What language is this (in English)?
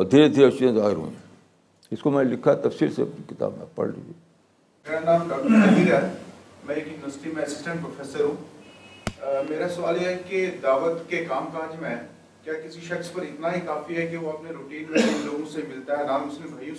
Urdu